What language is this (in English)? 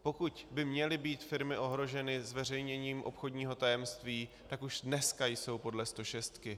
Czech